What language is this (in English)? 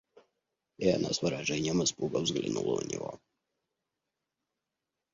Russian